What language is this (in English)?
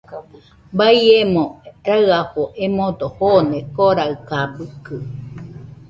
Nüpode Huitoto